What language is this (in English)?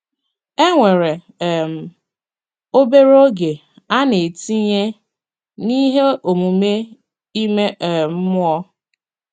Igbo